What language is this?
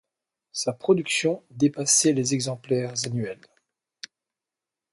French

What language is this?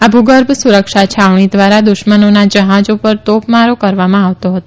Gujarati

